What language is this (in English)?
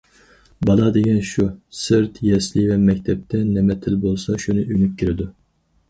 Uyghur